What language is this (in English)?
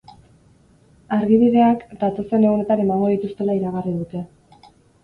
Basque